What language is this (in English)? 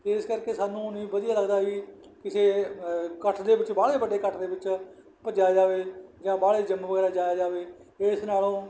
Punjabi